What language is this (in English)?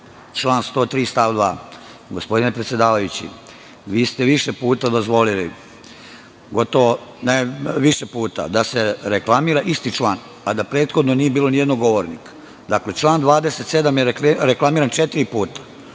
Serbian